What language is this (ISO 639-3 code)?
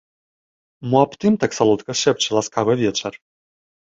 bel